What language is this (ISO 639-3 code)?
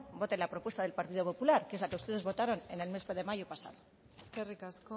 spa